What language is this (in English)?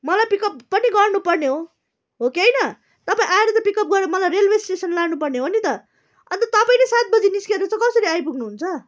Nepali